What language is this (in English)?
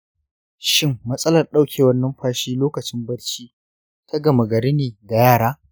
Hausa